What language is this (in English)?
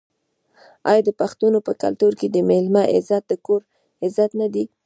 Pashto